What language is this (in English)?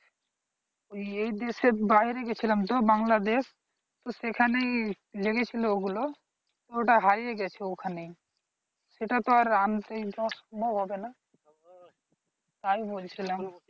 Bangla